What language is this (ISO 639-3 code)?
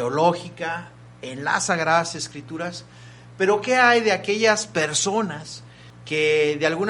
spa